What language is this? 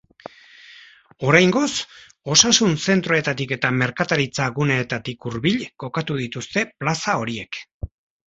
Basque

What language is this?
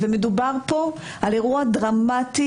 Hebrew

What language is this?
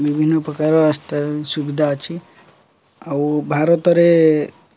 Odia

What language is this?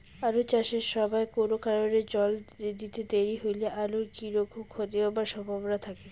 Bangla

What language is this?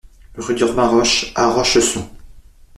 French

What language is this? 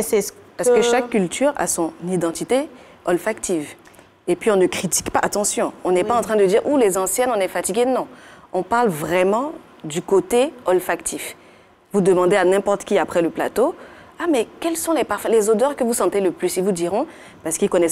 French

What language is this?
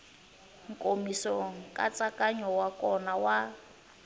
Tsonga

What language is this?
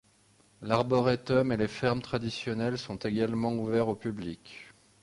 French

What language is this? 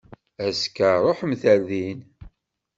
Kabyle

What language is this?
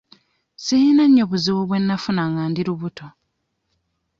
Ganda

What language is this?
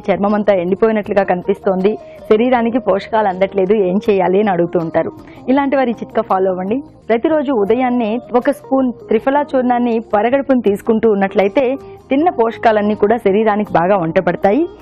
Telugu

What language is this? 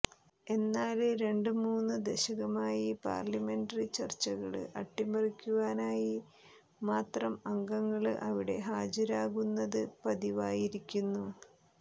Malayalam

